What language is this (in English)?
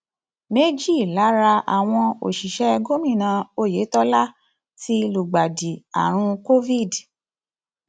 Yoruba